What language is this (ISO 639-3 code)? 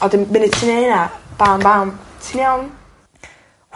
cym